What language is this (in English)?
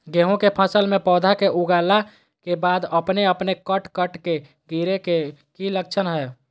Magahi